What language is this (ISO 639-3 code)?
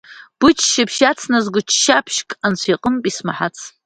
abk